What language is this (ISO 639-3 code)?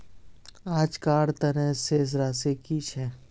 mag